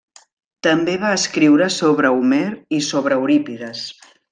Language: Catalan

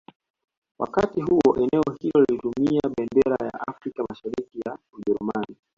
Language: Swahili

